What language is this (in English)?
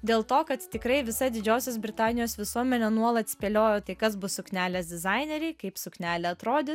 Lithuanian